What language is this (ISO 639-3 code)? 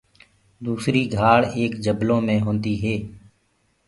ggg